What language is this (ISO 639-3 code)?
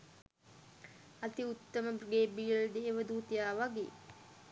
sin